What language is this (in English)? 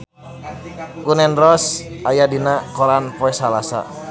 Sundanese